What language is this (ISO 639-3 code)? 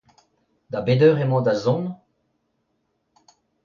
bre